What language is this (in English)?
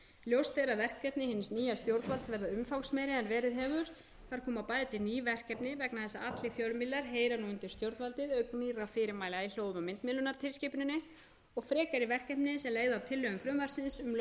Icelandic